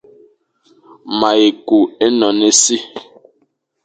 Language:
Fang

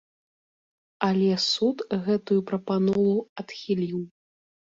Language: Belarusian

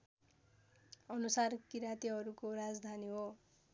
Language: Nepali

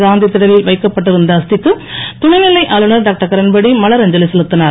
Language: Tamil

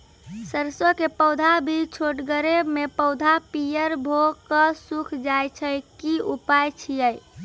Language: Maithili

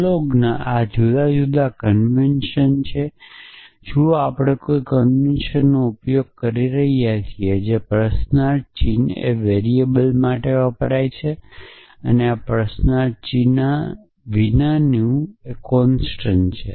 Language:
Gujarati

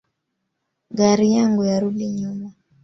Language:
Swahili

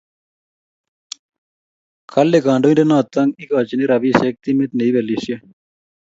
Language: Kalenjin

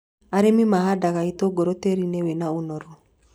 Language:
Kikuyu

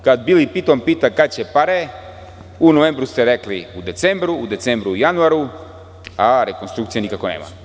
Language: Serbian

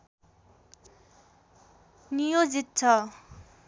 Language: Nepali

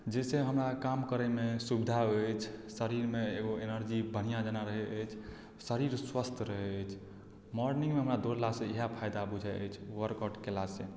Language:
Maithili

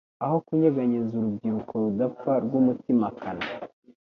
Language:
Kinyarwanda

